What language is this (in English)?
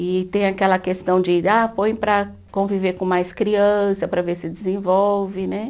Portuguese